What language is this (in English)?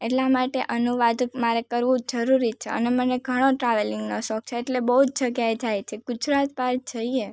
Gujarati